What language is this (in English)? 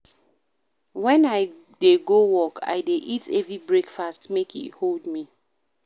Nigerian Pidgin